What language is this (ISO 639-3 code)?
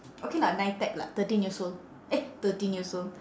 eng